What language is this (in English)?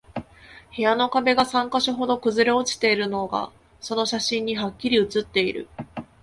Japanese